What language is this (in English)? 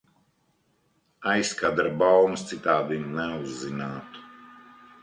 Latvian